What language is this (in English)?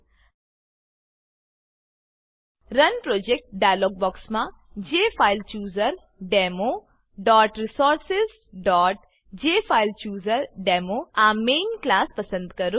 Gujarati